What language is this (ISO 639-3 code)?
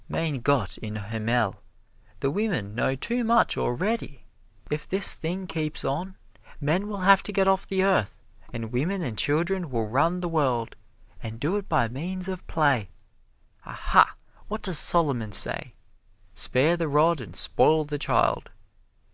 eng